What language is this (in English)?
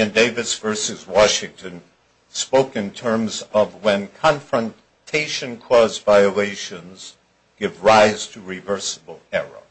English